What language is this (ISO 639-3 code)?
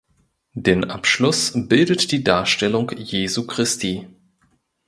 deu